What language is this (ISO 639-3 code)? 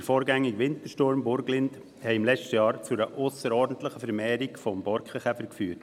gsw